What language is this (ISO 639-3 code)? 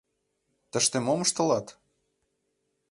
chm